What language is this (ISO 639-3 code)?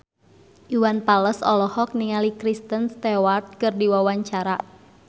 sun